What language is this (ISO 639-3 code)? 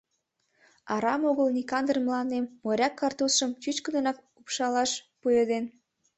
chm